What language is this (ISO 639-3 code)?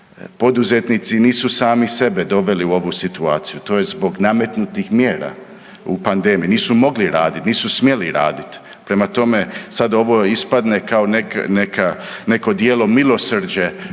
hrv